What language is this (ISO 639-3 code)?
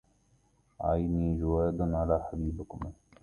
ara